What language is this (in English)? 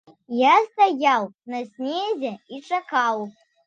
Belarusian